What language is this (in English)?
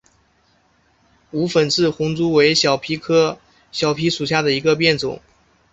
Chinese